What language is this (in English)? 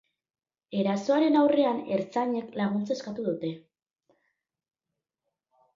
Basque